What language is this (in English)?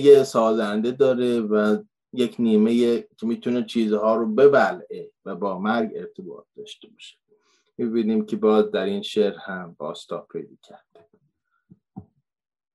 Persian